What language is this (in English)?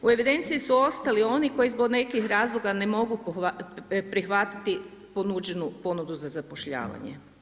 Croatian